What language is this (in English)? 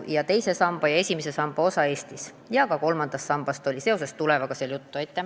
Estonian